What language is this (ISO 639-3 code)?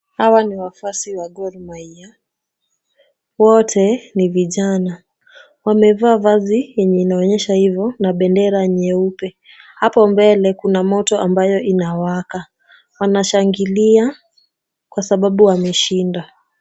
swa